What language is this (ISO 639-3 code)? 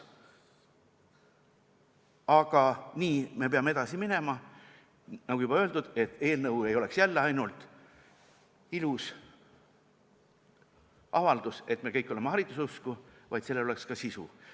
est